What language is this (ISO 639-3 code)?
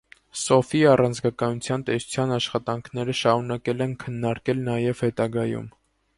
hye